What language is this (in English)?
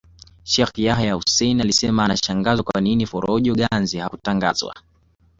Swahili